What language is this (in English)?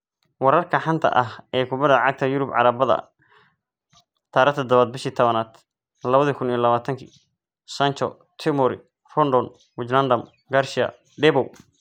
Somali